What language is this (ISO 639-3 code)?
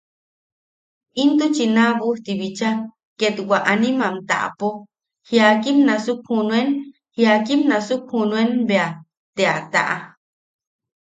yaq